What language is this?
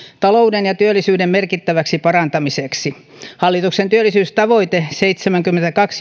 Finnish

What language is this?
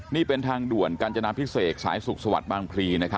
Thai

